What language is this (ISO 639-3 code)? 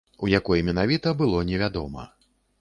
bel